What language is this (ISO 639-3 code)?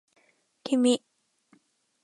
jpn